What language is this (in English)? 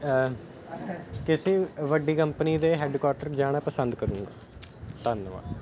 Punjabi